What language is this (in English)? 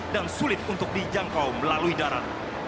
Indonesian